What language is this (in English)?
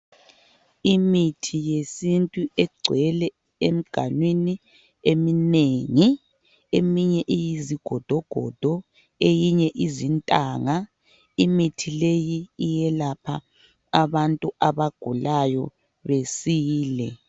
North Ndebele